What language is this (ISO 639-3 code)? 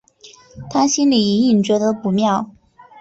zho